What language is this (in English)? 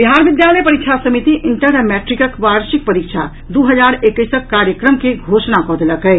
Maithili